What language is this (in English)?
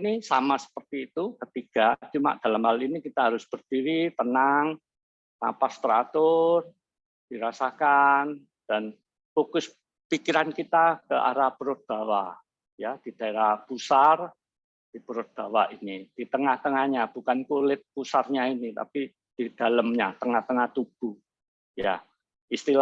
Indonesian